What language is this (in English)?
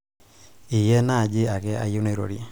Masai